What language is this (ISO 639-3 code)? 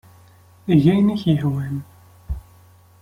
kab